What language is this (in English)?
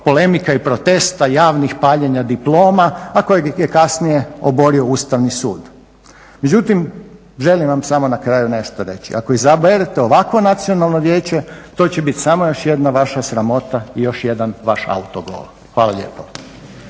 Croatian